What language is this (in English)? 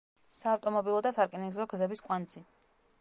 Georgian